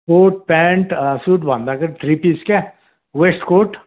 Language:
Nepali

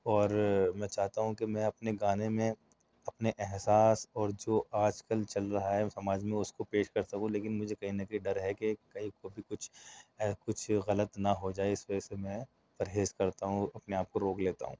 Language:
Urdu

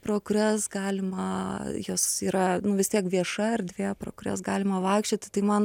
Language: Lithuanian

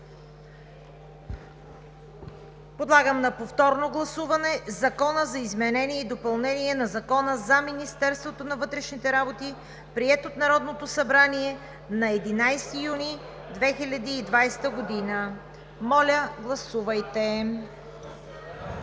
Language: Bulgarian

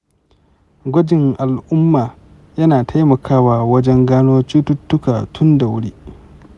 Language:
Hausa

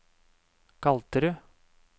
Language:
Norwegian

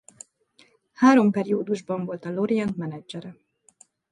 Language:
Hungarian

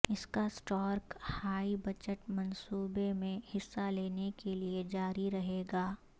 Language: Urdu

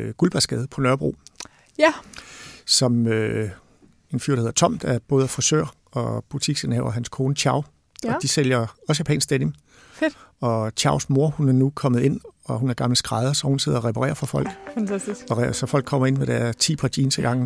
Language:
Danish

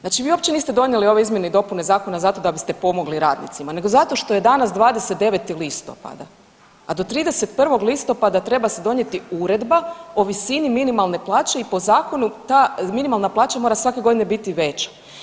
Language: Croatian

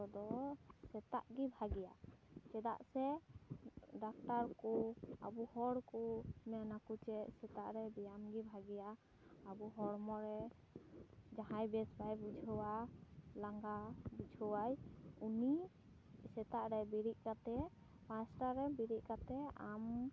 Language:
Santali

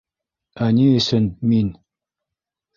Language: Bashkir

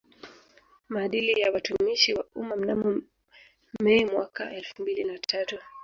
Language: Swahili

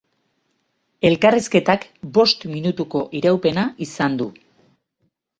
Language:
Basque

